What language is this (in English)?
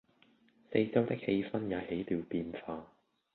Cantonese